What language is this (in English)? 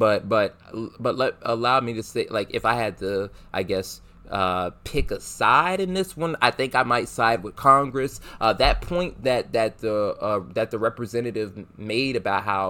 English